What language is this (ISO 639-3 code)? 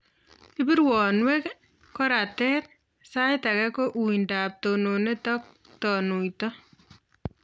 kln